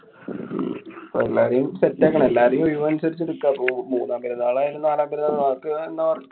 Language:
Malayalam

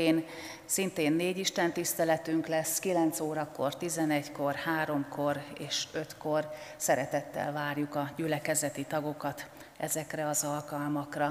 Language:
Hungarian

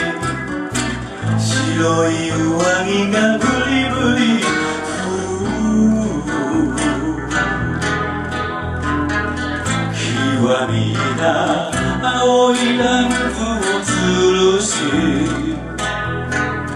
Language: Greek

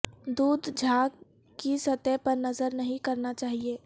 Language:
Urdu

